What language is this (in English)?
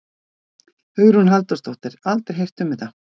Icelandic